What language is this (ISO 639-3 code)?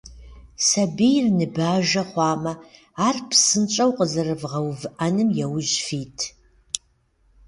kbd